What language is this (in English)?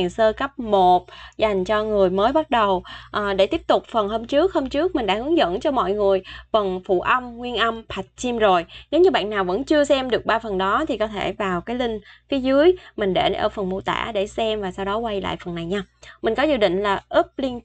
Vietnamese